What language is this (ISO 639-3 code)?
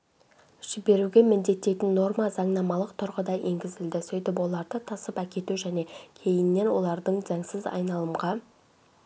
kaz